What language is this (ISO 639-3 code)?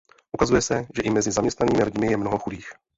ces